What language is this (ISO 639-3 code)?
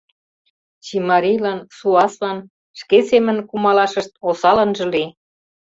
chm